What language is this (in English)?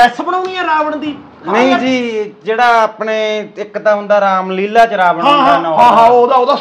Punjabi